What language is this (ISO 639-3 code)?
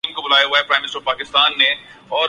urd